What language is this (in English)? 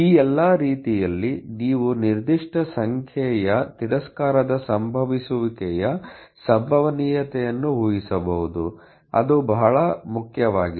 Kannada